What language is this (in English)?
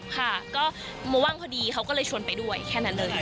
Thai